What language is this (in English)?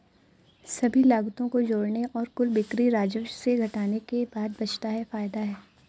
Hindi